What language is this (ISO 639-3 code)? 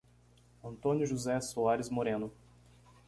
por